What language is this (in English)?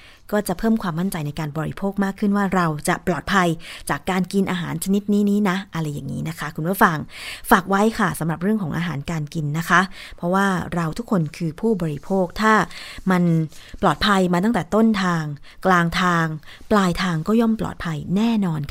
Thai